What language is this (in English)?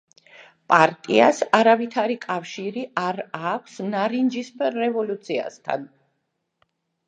Georgian